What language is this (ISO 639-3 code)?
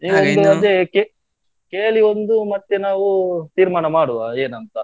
kan